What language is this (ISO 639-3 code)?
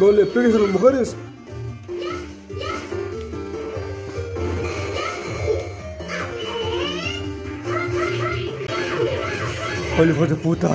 spa